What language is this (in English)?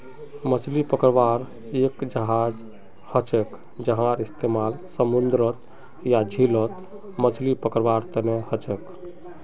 Magahi